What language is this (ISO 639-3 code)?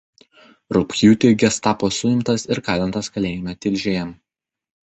lit